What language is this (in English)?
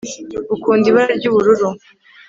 Kinyarwanda